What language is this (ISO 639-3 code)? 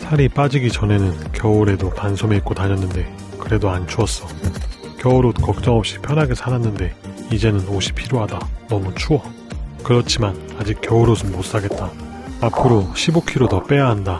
kor